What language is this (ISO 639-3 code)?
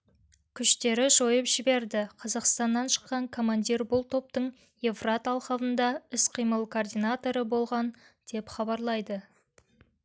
kaz